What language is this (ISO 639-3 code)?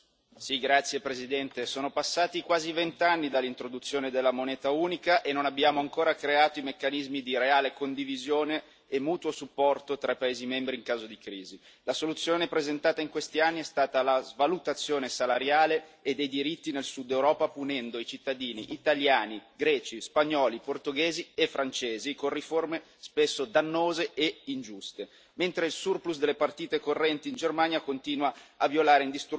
ita